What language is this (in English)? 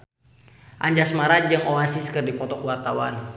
Sundanese